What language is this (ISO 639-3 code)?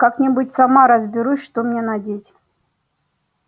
rus